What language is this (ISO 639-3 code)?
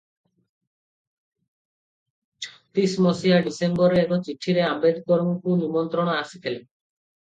ori